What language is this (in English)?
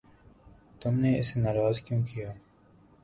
Urdu